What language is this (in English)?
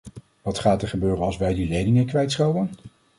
Dutch